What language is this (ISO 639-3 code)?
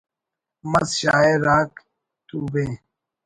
brh